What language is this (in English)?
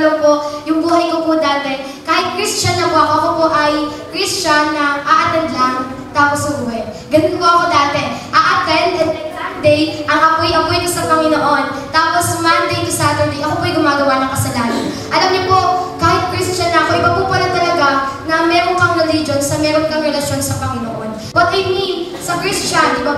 Filipino